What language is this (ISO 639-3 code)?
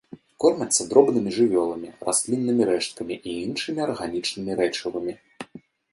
bel